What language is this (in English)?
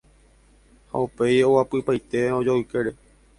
Guarani